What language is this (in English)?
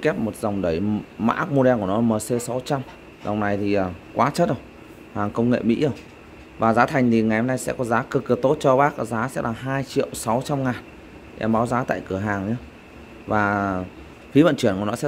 Vietnamese